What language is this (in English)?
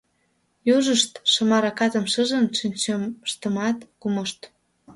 Mari